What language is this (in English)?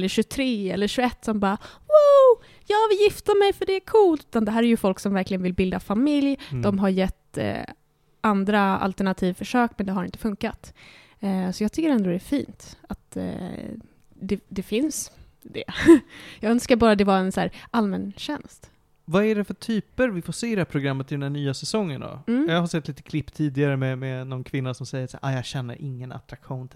Swedish